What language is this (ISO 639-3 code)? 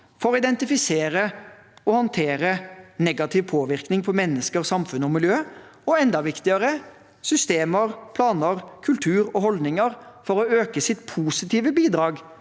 nor